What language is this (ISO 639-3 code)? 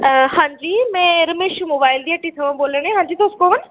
doi